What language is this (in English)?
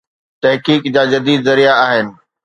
Sindhi